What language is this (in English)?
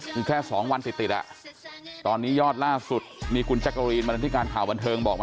Thai